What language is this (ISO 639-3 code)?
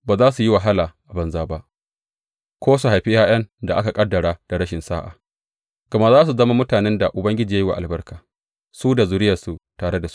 hau